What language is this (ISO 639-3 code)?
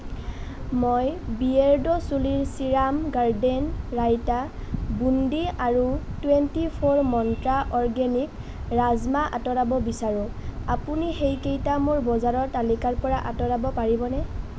asm